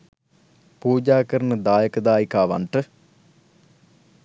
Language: Sinhala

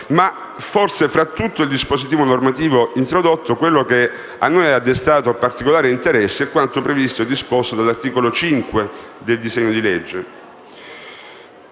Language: Italian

